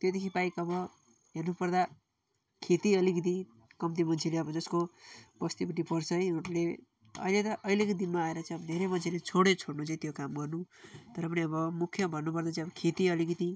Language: Nepali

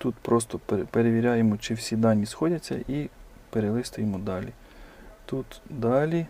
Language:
Ukrainian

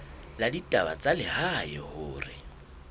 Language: Southern Sotho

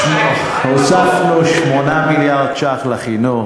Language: Hebrew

